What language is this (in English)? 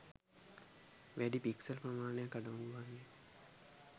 Sinhala